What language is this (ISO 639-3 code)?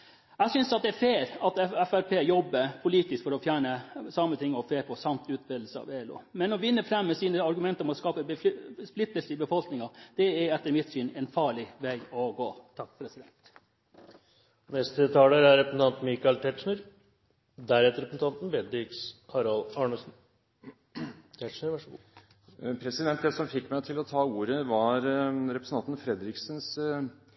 nob